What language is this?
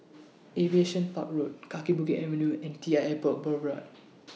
English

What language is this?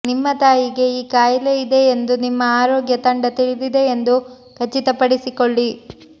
Kannada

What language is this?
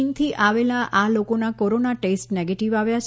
Gujarati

